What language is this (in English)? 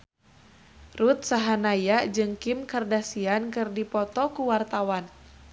Sundanese